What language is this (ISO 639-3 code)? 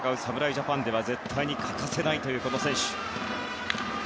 jpn